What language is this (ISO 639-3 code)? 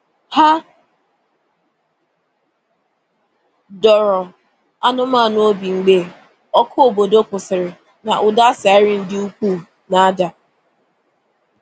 ibo